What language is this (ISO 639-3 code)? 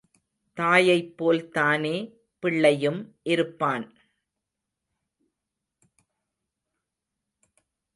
tam